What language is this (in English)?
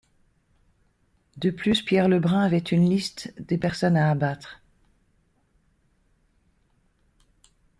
French